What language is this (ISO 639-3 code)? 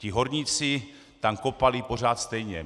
ces